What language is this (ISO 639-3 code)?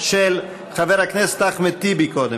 heb